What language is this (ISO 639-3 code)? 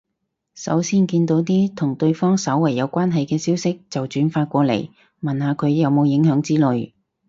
yue